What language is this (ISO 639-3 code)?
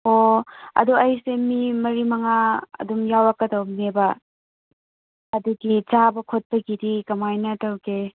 mni